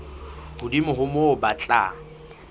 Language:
Southern Sotho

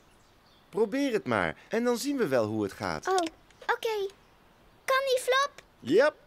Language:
Dutch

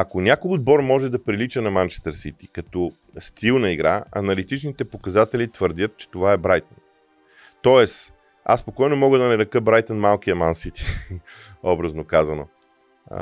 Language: Bulgarian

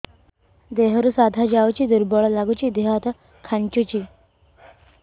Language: Odia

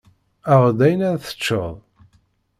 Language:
Kabyle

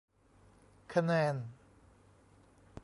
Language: Thai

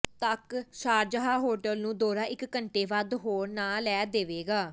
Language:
Punjabi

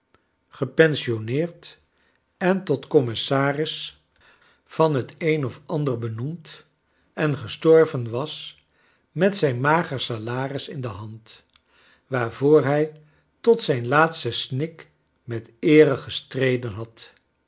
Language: Dutch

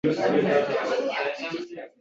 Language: Uzbek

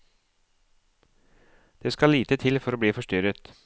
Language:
Norwegian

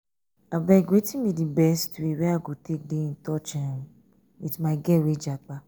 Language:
Nigerian Pidgin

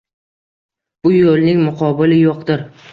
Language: Uzbek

